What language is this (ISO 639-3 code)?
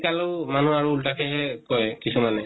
asm